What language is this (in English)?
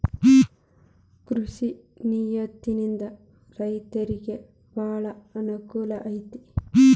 Kannada